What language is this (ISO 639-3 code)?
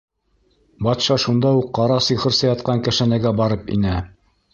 bak